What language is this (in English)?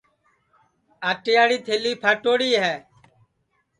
Sansi